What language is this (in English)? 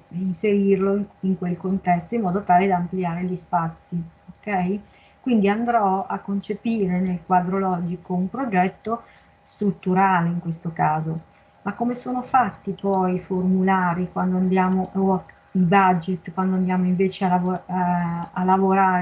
Italian